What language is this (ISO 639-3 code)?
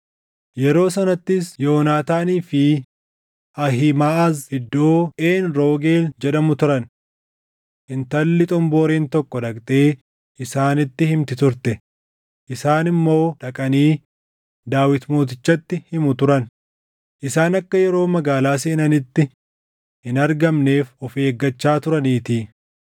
orm